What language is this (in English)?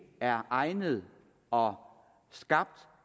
Danish